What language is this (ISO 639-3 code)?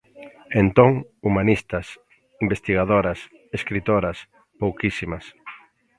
glg